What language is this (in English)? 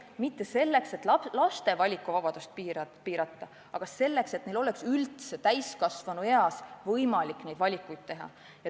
Estonian